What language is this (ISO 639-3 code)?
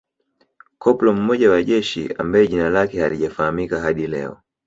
swa